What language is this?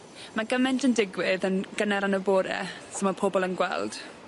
Welsh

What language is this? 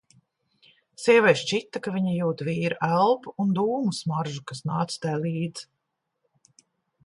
Latvian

